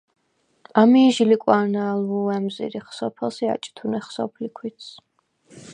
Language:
Svan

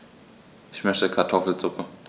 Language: German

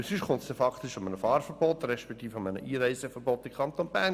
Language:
Swiss German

